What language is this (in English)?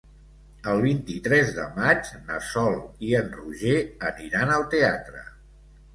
Catalan